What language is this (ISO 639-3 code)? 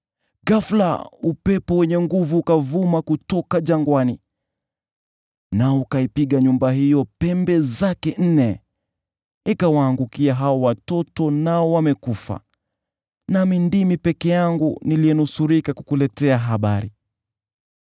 swa